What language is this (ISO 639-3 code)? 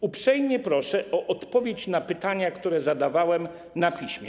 pol